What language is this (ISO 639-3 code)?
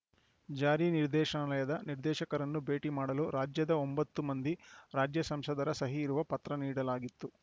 kan